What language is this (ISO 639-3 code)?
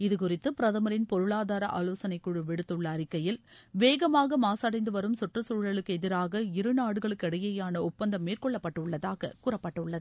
tam